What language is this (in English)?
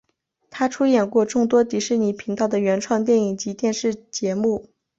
Chinese